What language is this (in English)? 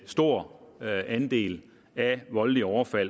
Danish